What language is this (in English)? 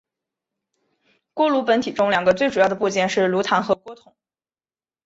Chinese